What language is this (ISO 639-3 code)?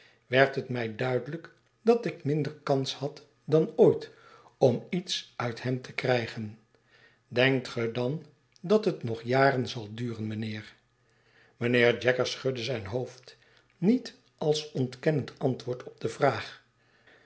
nld